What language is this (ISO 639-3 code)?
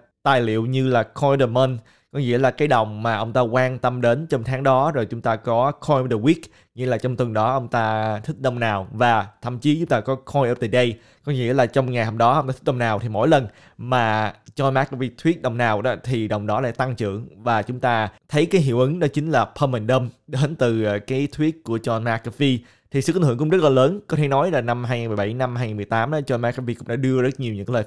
vie